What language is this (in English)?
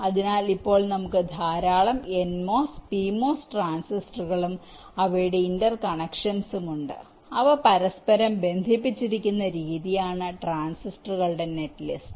Malayalam